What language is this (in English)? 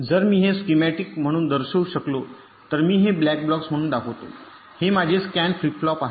Marathi